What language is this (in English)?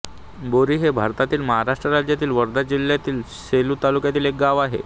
Marathi